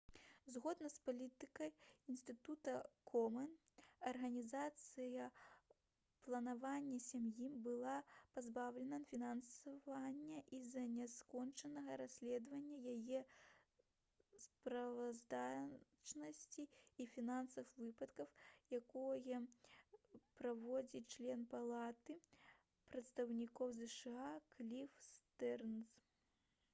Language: Belarusian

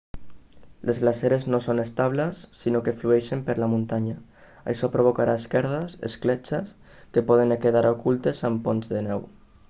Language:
Catalan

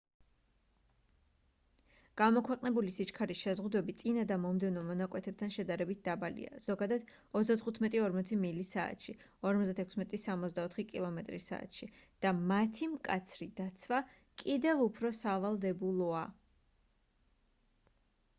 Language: Georgian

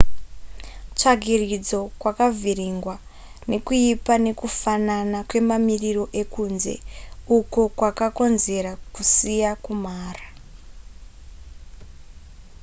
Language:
Shona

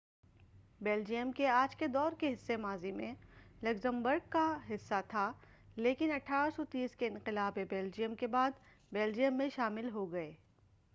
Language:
Urdu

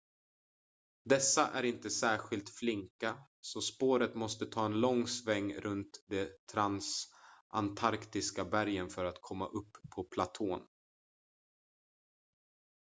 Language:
Swedish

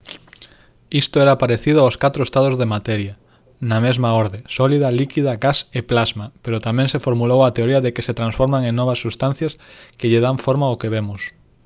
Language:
Galician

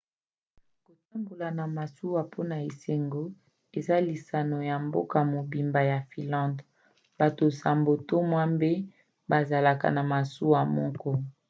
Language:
Lingala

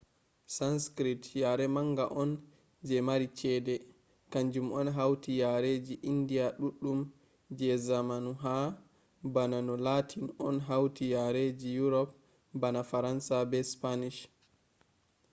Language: Fula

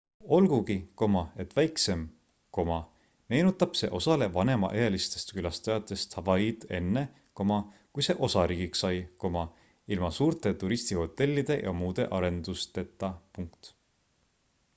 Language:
Estonian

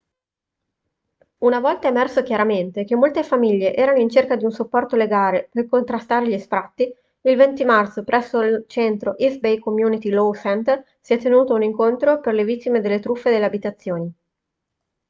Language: Italian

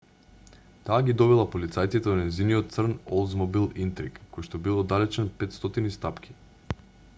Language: Macedonian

